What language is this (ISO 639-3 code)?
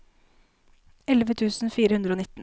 nor